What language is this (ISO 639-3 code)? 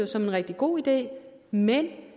dan